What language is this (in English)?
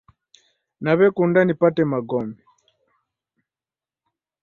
Taita